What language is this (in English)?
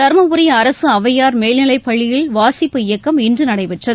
Tamil